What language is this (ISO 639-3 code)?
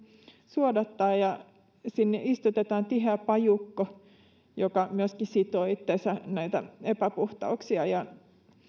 fin